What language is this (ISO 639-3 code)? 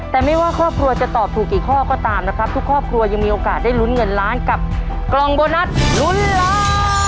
tha